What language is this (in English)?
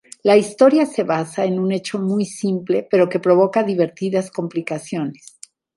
Spanish